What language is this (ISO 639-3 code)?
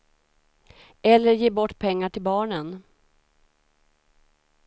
swe